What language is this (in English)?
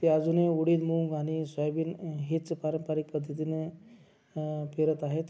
Marathi